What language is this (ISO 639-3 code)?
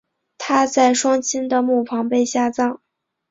zho